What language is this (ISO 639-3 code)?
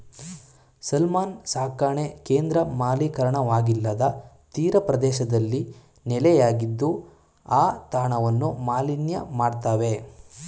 kan